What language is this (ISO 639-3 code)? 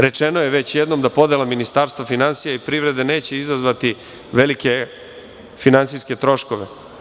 srp